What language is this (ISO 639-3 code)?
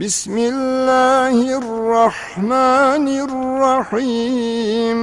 tur